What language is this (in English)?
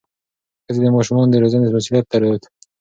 Pashto